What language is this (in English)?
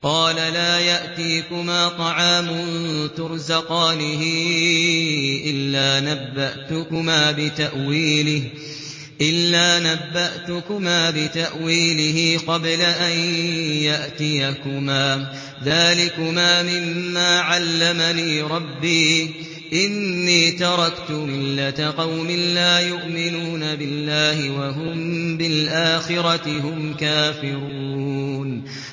Arabic